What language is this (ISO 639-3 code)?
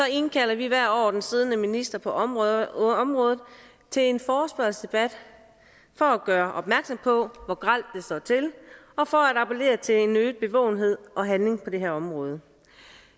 dan